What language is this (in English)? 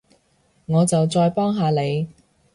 Cantonese